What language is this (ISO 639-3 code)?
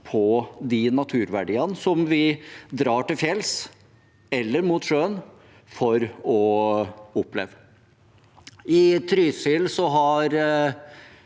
nor